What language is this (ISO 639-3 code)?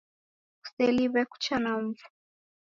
dav